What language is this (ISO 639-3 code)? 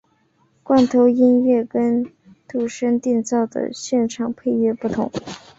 zho